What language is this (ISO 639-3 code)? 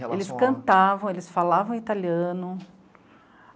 por